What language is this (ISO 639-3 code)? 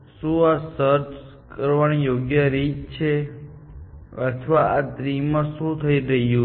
guj